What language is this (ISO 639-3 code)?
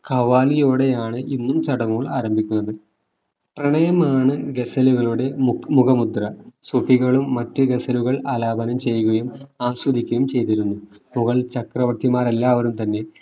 mal